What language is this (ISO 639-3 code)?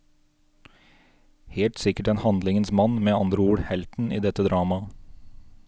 nor